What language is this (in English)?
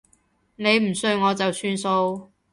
Cantonese